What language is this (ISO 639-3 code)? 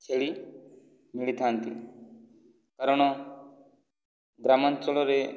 ori